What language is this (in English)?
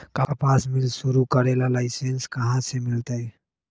Magahi